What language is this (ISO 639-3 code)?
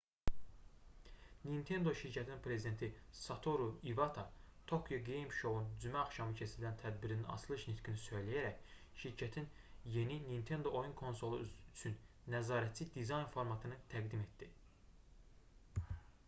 aze